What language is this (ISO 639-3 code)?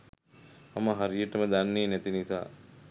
sin